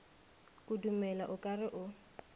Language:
Northern Sotho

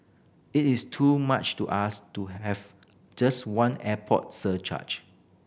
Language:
English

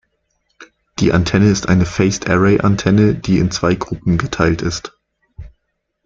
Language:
German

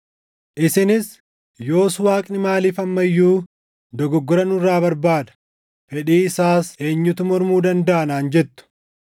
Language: Oromo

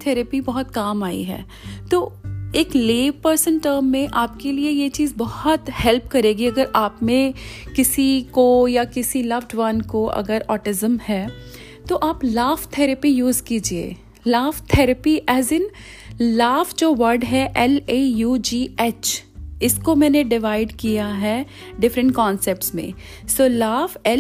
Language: Hindi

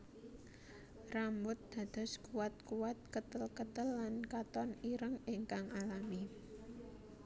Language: Javanese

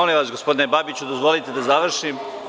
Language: Serbian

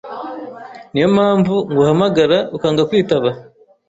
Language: Kinyarwanda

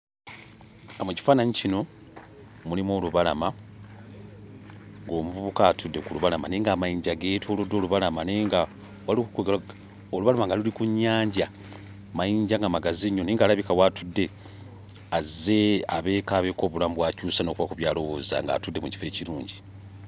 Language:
Ganda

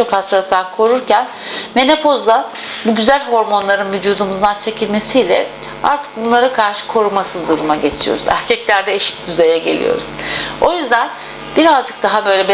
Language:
Turkish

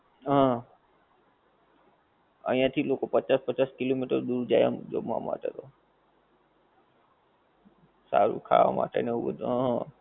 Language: Gujarati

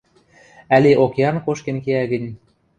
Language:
Western Mari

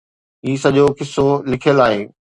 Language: Sindhi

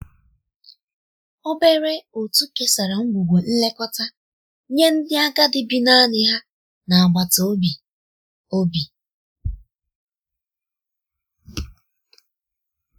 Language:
Igbo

